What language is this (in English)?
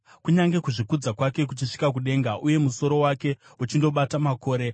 Shona